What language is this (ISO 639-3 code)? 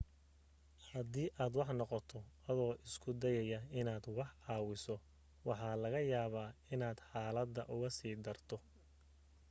som